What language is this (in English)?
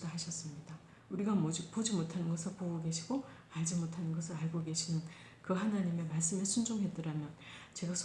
Korean